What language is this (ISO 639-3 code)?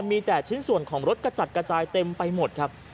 tha